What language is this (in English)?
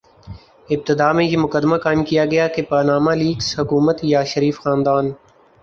Urdu